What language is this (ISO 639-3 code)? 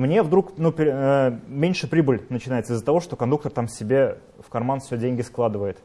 rus